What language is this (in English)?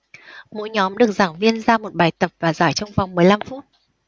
Vietnamese